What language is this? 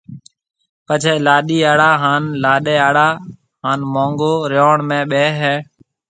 Marwari (Pakistan)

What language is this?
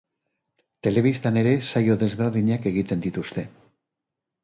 Basque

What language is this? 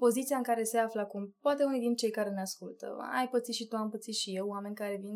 Romanian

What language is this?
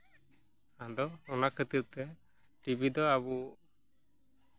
Santali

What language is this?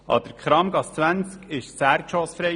Swiss German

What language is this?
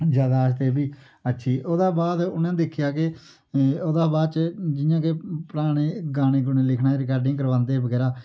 Dogri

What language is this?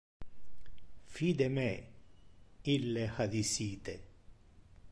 Interlingua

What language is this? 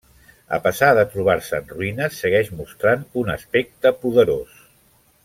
Catalan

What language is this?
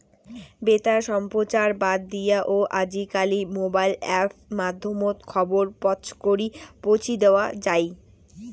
Bangla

